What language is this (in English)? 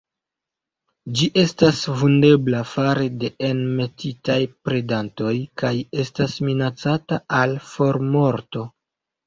Esperanto